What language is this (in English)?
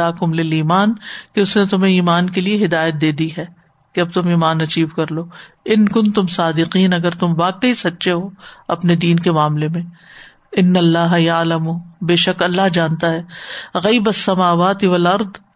Urdu